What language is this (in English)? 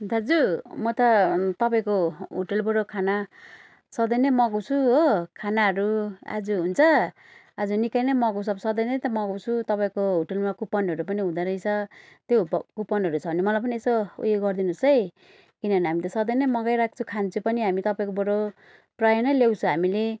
Nepali